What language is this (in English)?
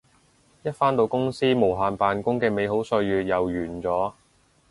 Cantonese